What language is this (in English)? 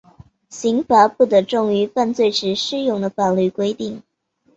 Chinese